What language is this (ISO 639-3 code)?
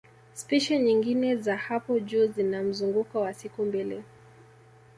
swa